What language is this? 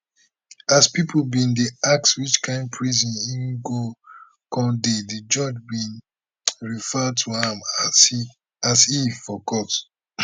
Nigerian Pidgin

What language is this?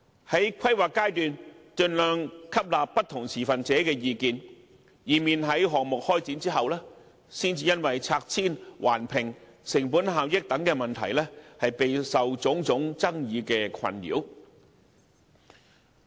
Cantonese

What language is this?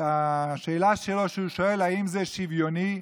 Hebrew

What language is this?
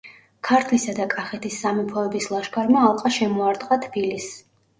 Georgian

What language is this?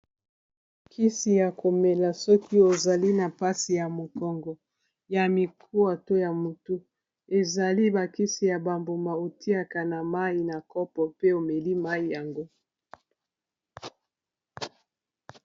Lingala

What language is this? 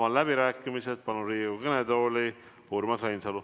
Estonian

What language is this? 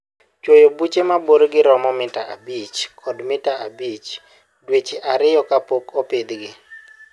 Luo (Kenya and Tanzania)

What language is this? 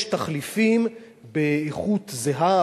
Hebrew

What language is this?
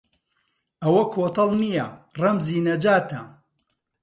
Central Kurdish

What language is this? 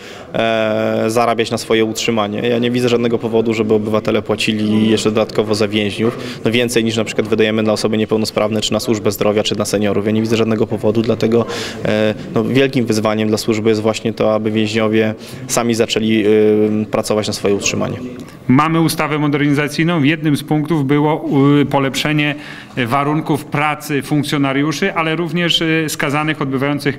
Polish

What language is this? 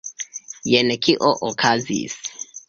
Esperanto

